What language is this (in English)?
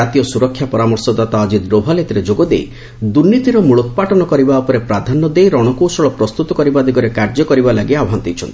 Odia